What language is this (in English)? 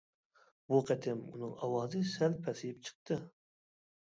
Uyghur